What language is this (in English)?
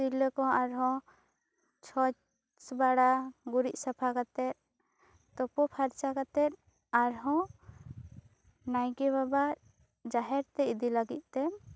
Santali